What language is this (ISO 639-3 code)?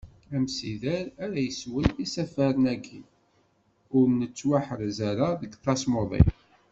kab